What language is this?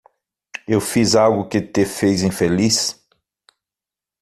Portuguese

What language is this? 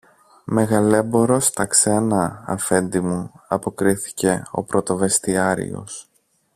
Greek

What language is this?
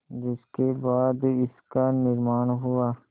Hindi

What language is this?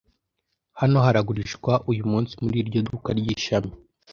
Kinyarwanda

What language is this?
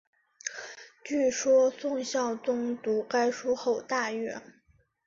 Chinese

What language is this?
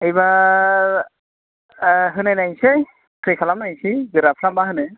Bodo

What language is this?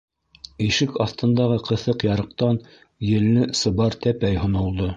Bashkir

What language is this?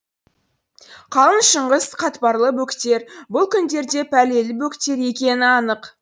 Kazakh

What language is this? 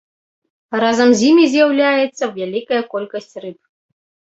Belarusian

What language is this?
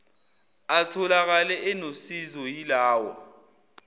Zulu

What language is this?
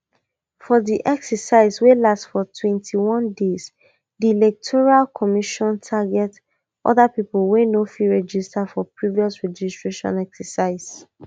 Nigerian Pidgin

